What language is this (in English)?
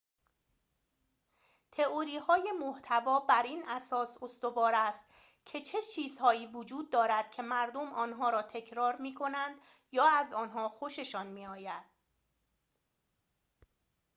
Persian